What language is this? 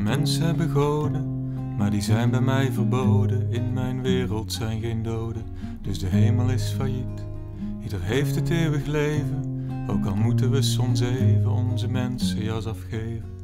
Dutch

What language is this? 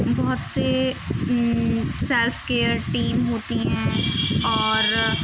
Urdu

